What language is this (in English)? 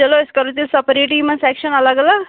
Kashmiri